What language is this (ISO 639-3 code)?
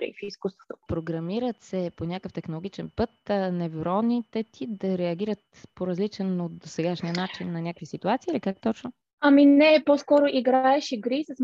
bul